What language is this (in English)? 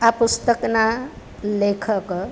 Gujarati